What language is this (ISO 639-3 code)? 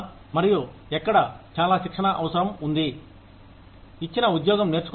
tel